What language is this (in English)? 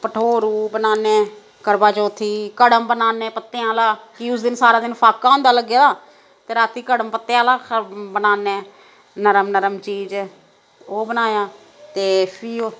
Dogri